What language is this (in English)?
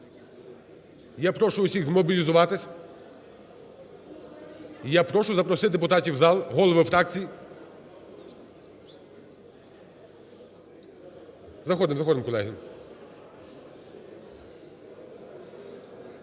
Ukrainian